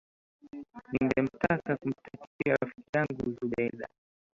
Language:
Swahili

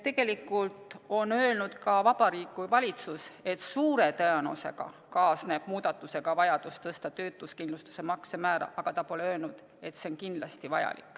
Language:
Estonian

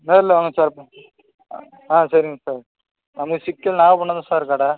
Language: Tamil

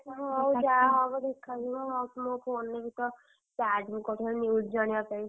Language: Odia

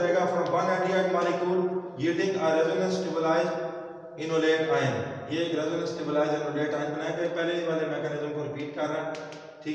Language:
Hindi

